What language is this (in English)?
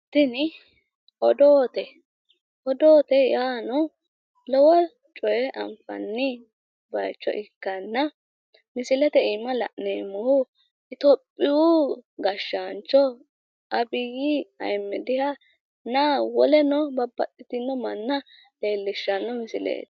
Sidamo